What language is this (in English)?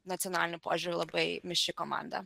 Lithuanian